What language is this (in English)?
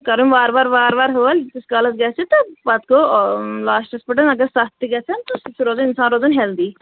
Kashmiri